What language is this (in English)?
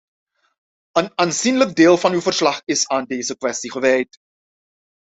Dutch